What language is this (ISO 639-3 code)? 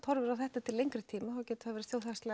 isl